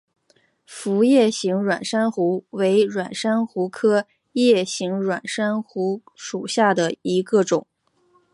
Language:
Chinese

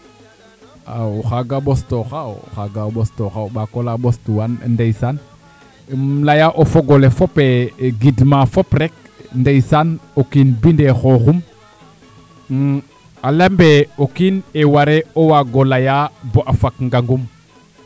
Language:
Serer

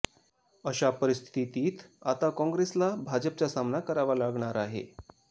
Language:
Marathi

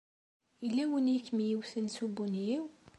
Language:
Kabyle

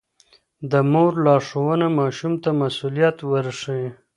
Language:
Pashto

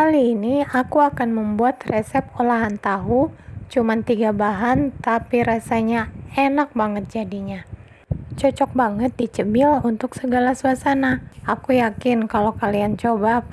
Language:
Indonesian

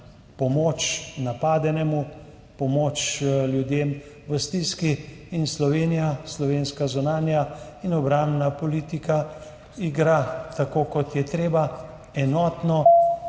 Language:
Slovenian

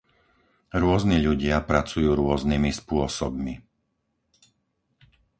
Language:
Slovak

